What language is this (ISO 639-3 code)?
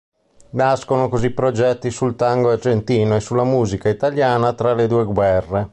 ita